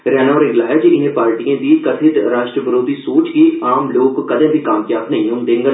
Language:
Dogri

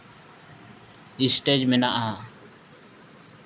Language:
Santali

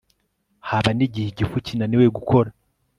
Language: Kinyarwanda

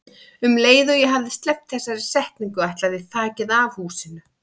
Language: Icelandic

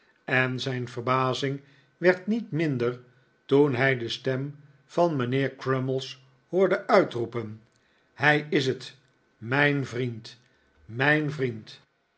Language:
Dutch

